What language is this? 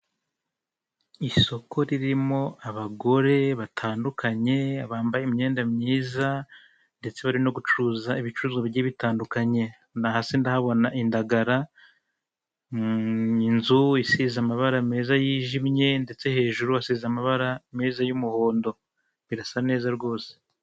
Kinyarwanda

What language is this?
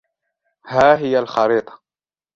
Arabic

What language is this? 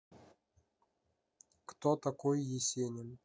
Russian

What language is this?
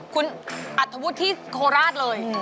Thai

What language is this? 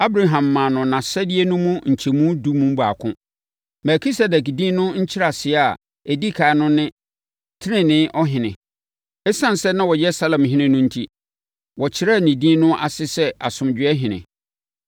Akan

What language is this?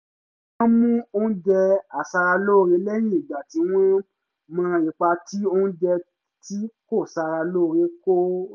Yoruba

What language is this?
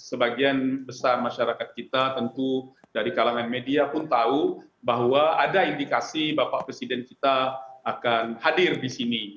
Indonesian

